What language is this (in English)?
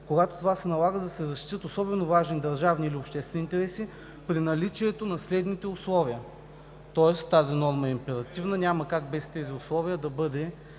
Bulgarian